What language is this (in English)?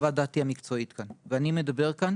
Hebrew